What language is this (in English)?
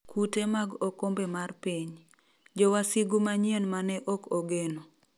Luo (Kenya and Tanzania)